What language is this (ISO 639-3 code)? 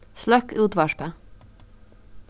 fao